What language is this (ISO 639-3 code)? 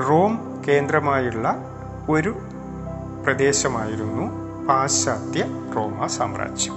mal